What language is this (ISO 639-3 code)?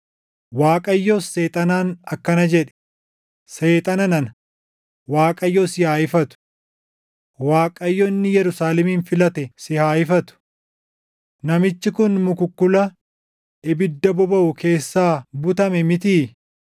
orm